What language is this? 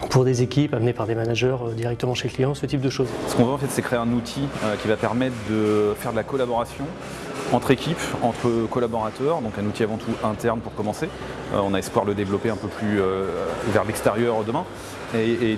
French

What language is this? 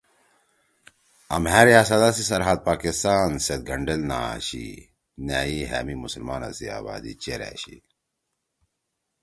Torwali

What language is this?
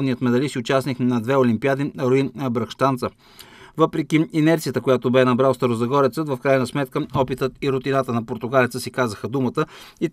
Bulgarian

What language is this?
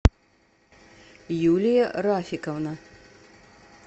Russian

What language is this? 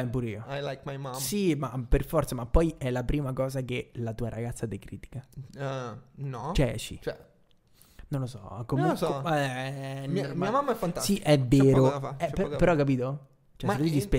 Italian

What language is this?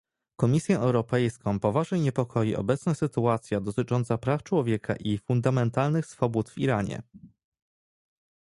Polish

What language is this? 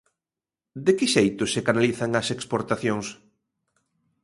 Galician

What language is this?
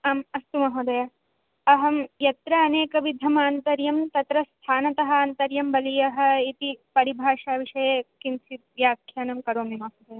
Sanskrit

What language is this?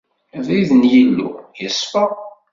Kabyle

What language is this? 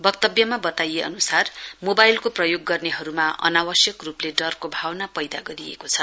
Nepali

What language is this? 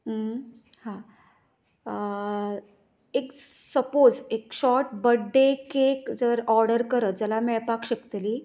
Konkani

